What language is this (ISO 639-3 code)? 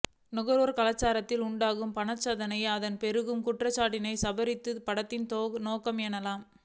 tam